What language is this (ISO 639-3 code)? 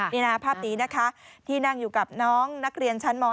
tha